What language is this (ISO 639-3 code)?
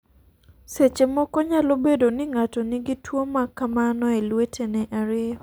luo